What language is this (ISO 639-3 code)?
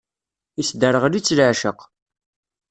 kab